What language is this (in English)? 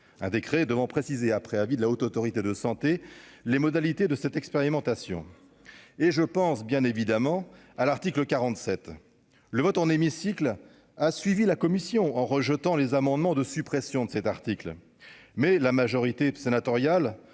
French